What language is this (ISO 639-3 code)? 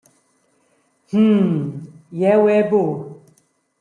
roh